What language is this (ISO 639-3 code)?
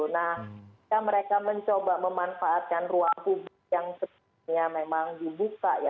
ind